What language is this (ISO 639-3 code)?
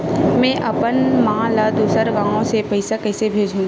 hne